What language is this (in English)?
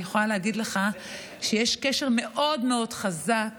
Hebrew